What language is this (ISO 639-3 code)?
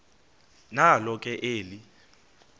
xho